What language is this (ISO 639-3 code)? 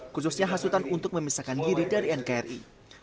ind